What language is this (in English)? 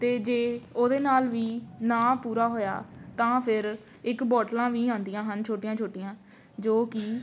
Punjabi